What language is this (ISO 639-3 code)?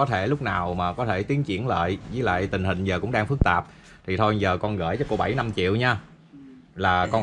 vie